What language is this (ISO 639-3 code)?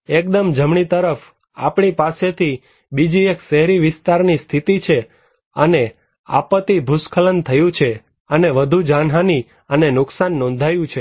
guj